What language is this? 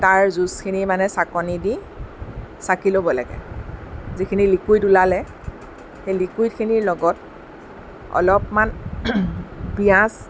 Assamese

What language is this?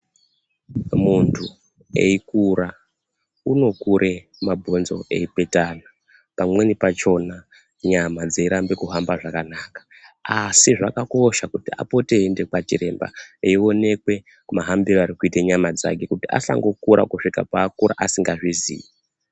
Ndau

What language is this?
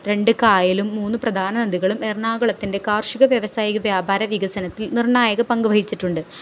Malayalam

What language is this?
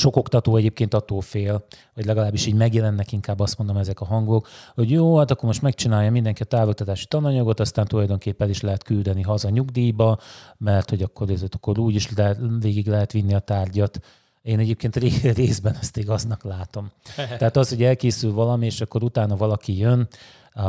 Hungarian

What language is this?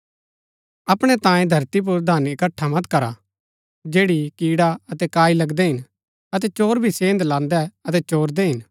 Gaddi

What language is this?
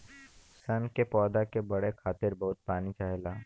Bhojpuri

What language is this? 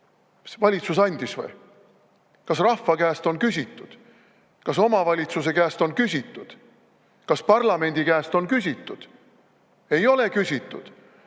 Estonian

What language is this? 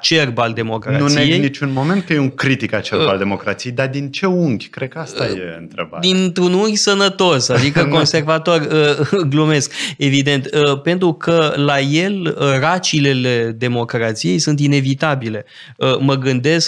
Romanian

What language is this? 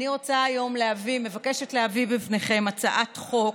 Hebrew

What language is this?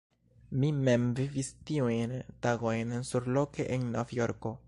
Esperanto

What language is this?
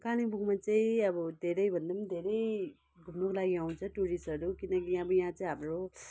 Nepali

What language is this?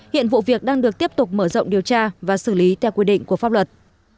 Vietnamese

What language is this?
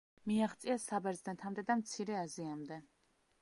Georgian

